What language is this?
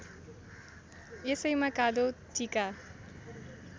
Nepali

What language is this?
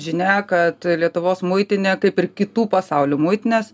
Lithuanian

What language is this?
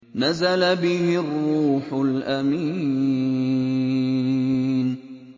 Arabic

